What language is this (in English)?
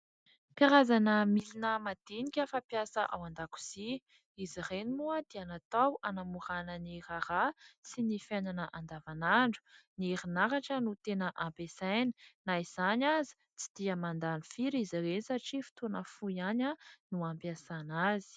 Malagasy